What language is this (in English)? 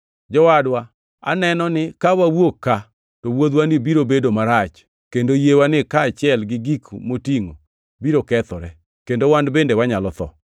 Luo (Kenya and Tanzania)